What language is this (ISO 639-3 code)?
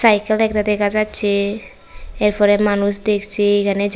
ben